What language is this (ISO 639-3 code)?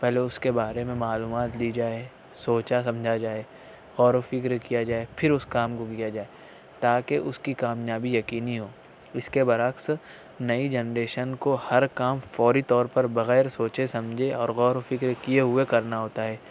urd